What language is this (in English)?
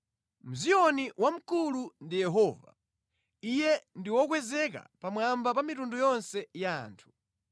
Nyanja